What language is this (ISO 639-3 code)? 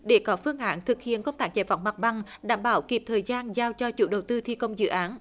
vie